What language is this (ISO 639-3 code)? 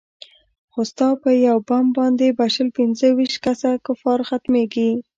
pus